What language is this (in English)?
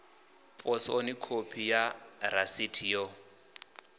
Venda